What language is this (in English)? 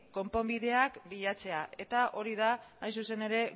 Basque